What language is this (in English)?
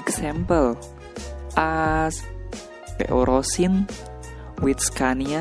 Malay